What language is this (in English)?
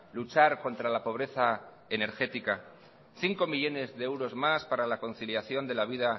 Spanish